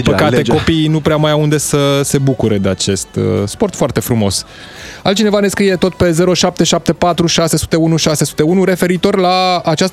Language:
Romanian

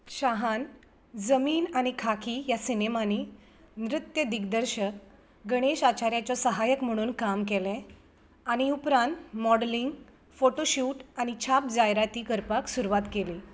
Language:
Konkani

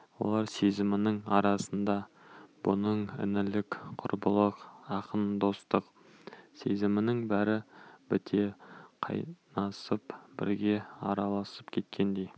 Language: Kazakh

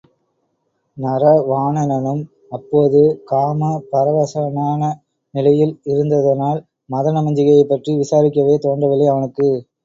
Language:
Tamil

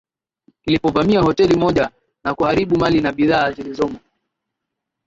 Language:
Swahili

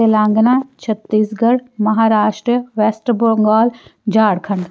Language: Punjabi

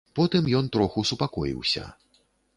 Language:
Belarusian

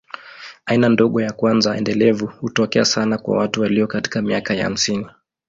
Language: Swahili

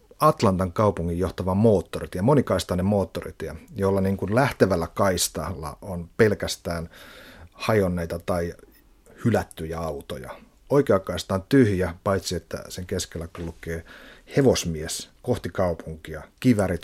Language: Finnish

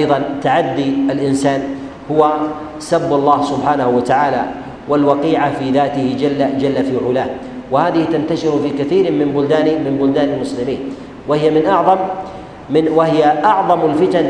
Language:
Arabic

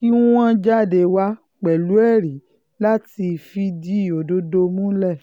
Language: Yoruba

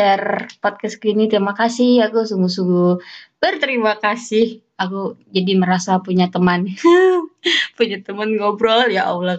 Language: Indonesian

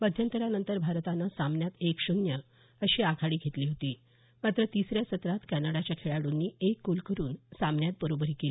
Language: Marathi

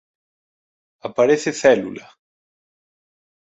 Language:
Galician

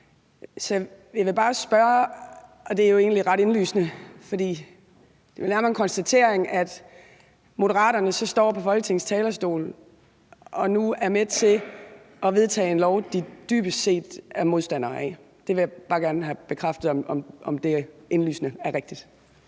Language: Danish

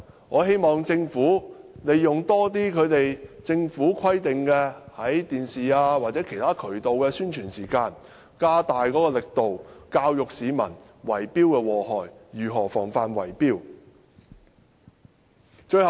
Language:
Cantonese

